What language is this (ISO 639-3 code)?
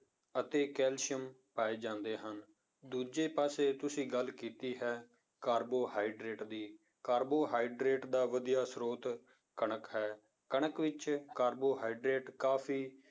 pan